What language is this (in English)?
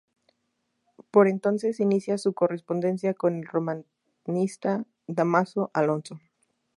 Spanish